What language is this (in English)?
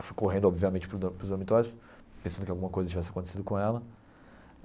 Portuguese